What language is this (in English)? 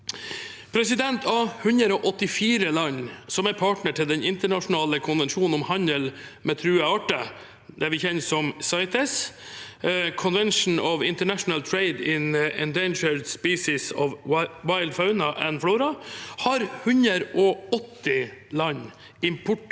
Norwegian